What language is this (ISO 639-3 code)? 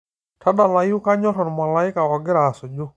mas